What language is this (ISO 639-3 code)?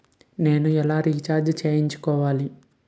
tel